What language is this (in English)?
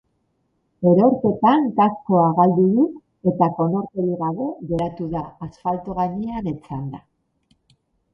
Basque